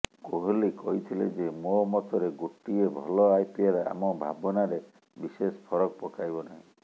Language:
Odia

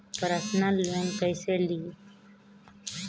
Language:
Bhojpuri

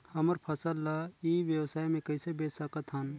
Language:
Chhattisgarhi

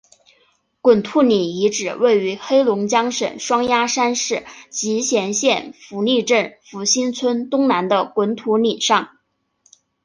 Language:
Chinese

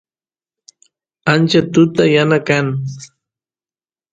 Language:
Santiago del Estero Quichua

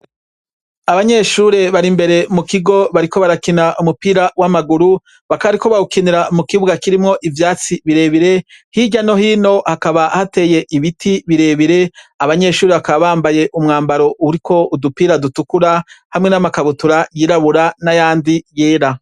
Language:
Rundi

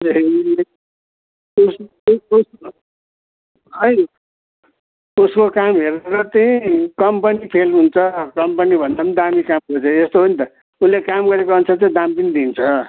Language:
Nepali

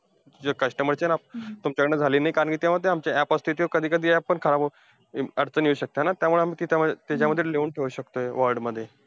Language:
Marathi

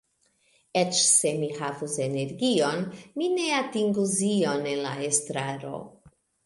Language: Esperanto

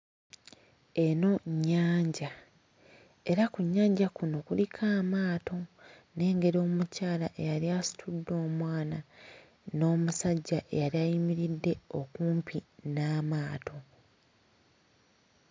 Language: Ganda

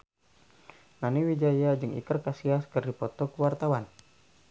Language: Sundanese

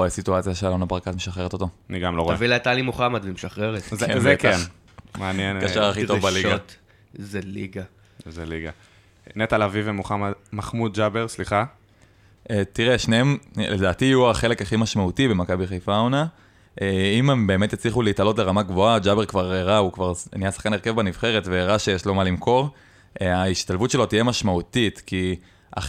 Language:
Hebrew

